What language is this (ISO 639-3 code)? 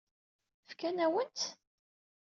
kab